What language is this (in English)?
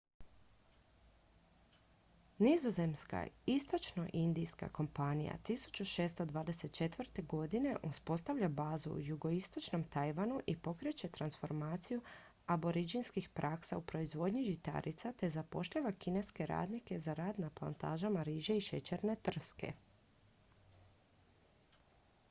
Croatian